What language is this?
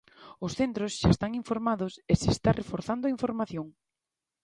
Galician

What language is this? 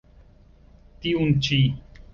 Esperanto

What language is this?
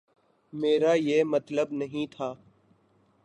Urdu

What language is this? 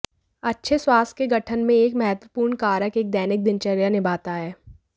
Hindi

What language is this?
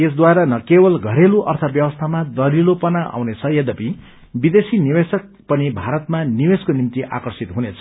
Nepali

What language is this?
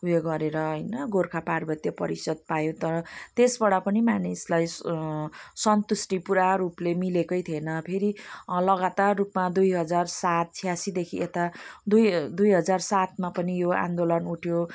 Nepali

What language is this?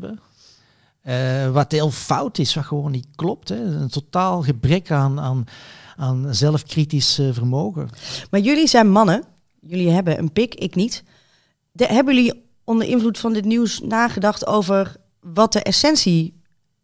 Dutch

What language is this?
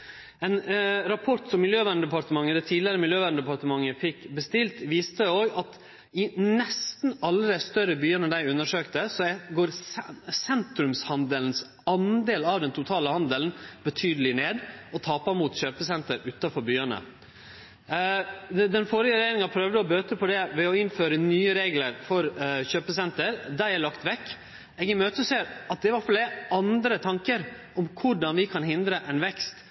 Norwegian Nynorsk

